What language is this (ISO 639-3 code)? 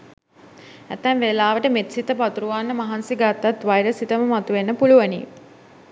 sin